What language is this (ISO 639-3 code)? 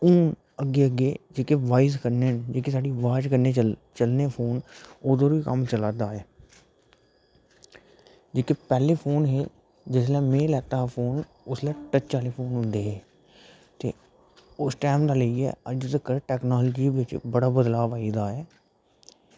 doi